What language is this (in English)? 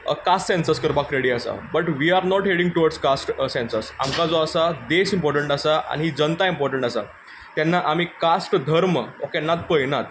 Konkani